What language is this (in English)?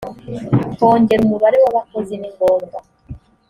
Kinyarwanda